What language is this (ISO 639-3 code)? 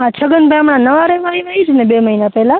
guj